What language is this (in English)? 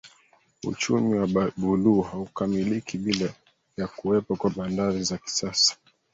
Swahili